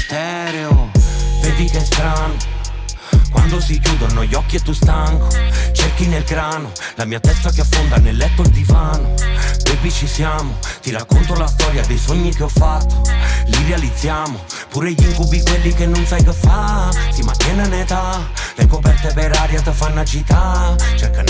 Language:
Italian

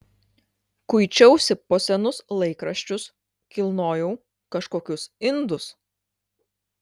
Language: Lithuanian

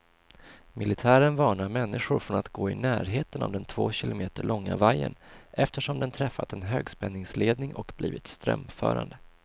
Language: Swedish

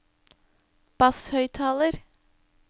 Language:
Norwegian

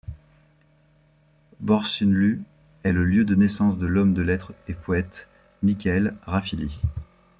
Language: French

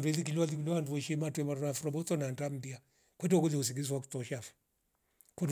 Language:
Rombo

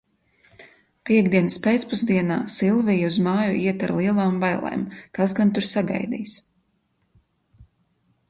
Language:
Latvian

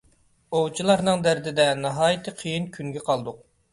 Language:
Uyghur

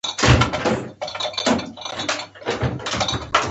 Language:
Pashto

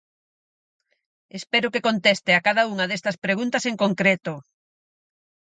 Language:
Galician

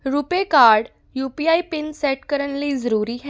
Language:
Punjabi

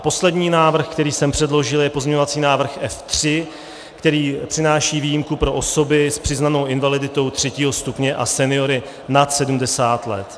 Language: Czech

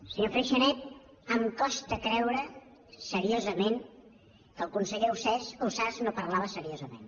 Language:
Catalan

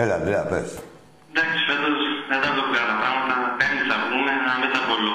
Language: Greek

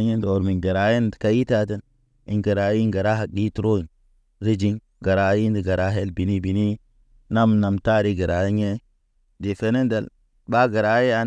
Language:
Naba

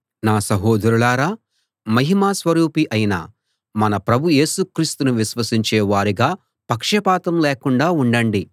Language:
Telugu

